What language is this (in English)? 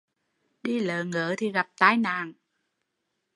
Vietnamese